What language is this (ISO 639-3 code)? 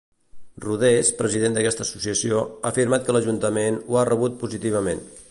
cat